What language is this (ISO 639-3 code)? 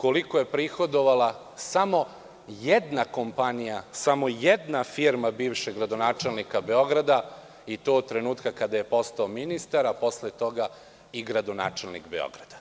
srp